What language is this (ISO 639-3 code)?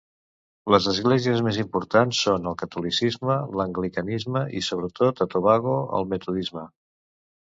cat